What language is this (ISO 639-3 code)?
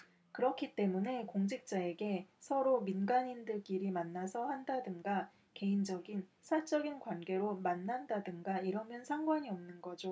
kor